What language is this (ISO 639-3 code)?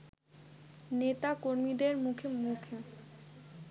ben